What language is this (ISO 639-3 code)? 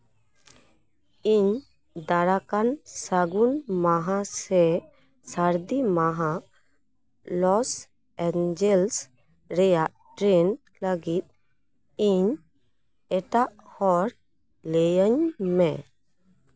sat